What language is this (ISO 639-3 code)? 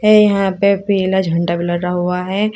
hin